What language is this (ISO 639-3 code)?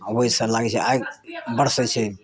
mai